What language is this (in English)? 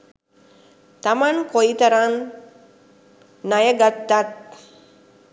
Sinhala